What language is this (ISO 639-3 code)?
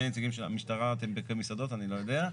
heb